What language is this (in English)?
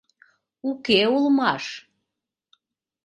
Mari